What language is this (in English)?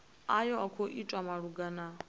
Venda